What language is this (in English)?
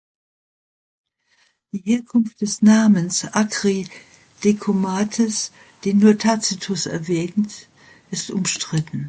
German